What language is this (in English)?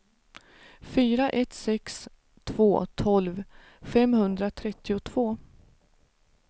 Swedish